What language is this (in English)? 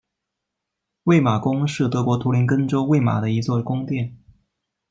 Chinese